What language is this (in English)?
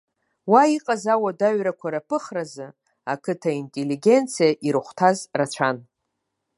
Abkhazian